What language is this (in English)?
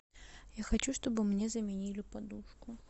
Russian